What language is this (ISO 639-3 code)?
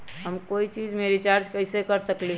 mag